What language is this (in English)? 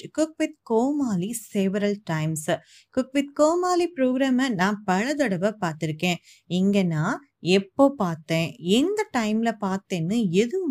Tamil